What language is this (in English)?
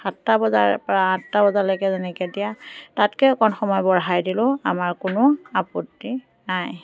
Assamese